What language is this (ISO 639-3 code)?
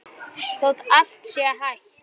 isl